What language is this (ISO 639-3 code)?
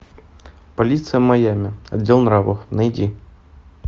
rus